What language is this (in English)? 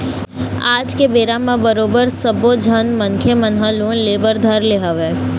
Chhattisgarhi